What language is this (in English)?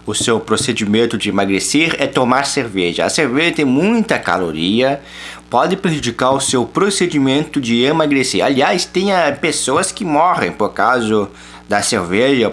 Portuguese